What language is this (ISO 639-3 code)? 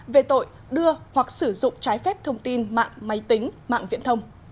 vie